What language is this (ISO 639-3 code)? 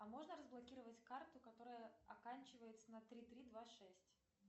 rus